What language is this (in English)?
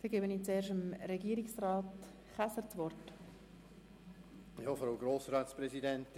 Swiss German